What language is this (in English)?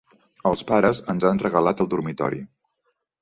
Catalan